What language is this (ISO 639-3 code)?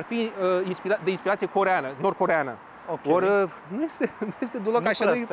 ron